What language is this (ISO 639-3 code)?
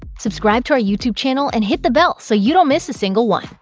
eng